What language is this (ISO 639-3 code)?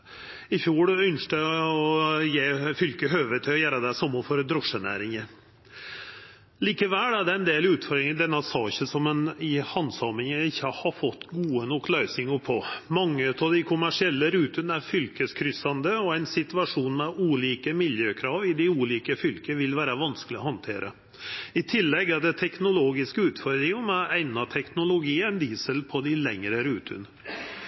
nno